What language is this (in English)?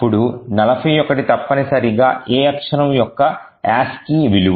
Telugu